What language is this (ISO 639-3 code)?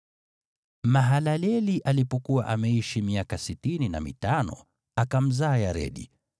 swa